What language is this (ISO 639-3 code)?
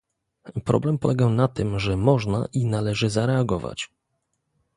pol